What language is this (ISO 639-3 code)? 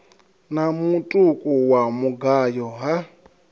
ven